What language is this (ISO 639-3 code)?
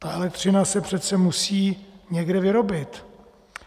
ces